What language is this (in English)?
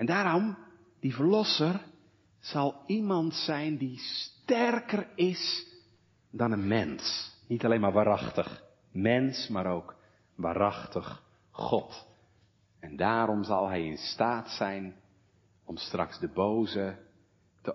Dutch